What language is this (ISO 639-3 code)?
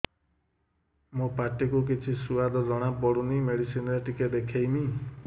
ori